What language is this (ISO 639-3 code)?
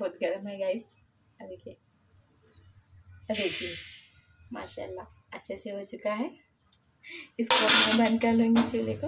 hin